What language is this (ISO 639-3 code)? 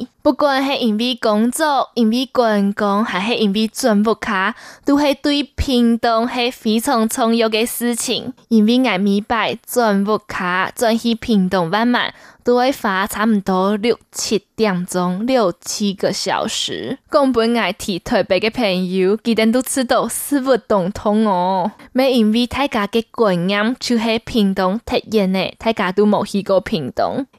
zho